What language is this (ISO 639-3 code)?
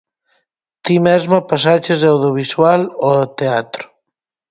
glg